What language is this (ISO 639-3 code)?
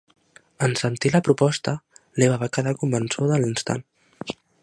cat